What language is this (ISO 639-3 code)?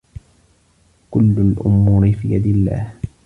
ara